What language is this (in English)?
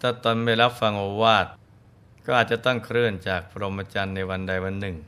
Thai